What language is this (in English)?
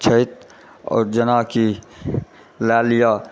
Maithili